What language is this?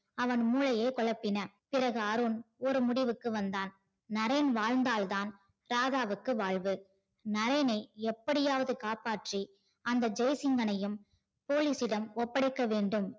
Tamil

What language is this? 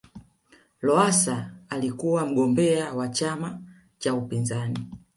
Swahili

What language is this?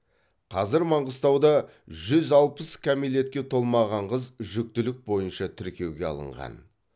Kazakh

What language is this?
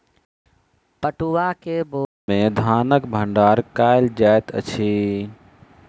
Maithili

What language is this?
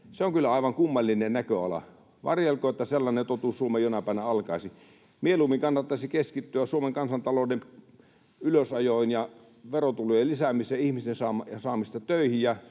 Finnish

